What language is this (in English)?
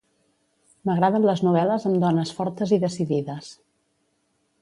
Catalan